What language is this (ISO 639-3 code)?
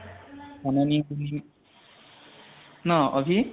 asm